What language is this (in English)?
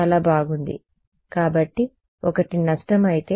Telugu